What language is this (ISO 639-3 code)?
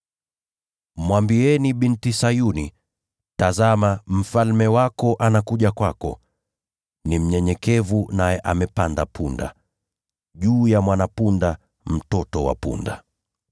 swa